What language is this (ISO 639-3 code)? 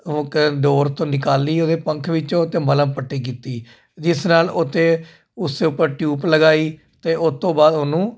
pan